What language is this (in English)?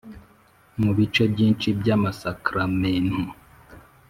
Kinyarwanda